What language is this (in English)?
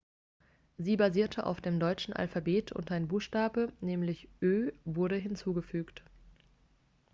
German